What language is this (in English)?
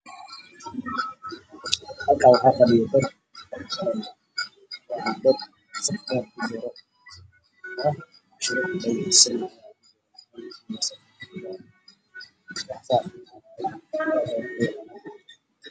Somali